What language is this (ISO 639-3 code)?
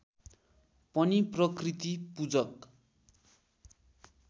nep